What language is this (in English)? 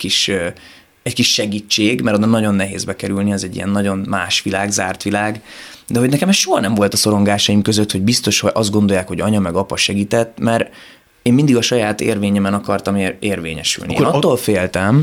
Hungarian